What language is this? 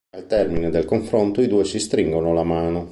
Italian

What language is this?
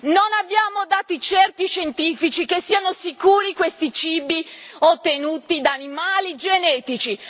Italian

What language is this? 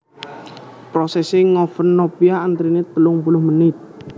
Javanese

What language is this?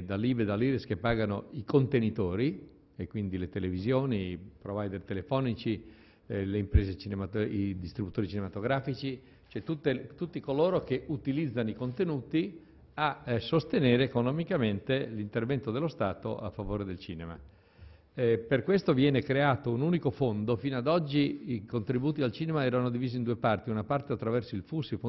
Italian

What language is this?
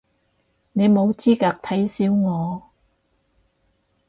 Cantonese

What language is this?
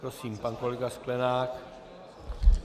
Czech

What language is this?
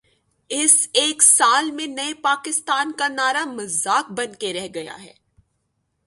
Urdu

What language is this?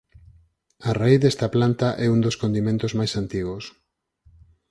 Galician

